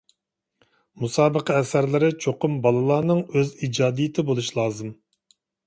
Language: Uyghur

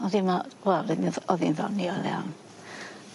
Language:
Welsh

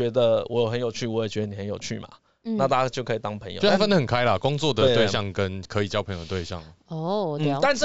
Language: Chinese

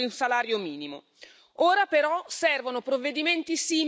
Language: Italian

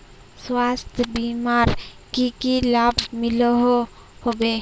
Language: Magahi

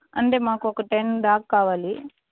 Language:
Telugu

